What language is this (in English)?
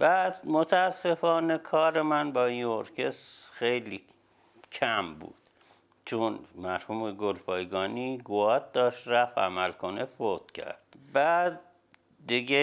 Persian